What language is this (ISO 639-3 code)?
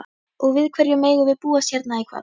isl